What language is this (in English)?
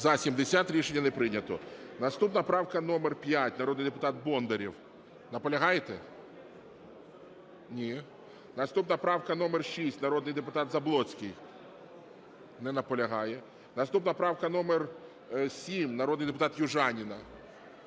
Ukrainian